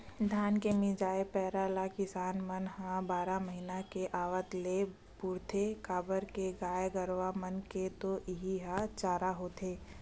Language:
Chhattisgarhi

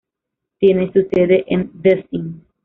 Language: Spanish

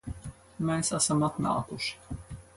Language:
Latvian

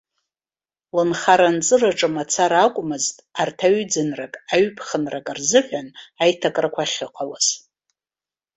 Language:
Abkhazian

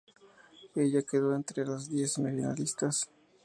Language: Spanish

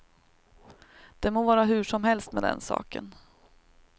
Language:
Swedish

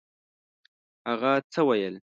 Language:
Pashto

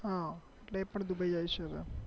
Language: Gujarati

